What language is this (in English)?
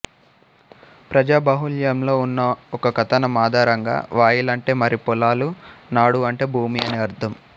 Telugu